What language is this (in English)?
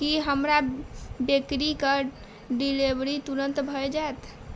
Maithili